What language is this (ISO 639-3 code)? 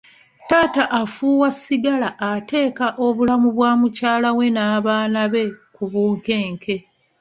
lug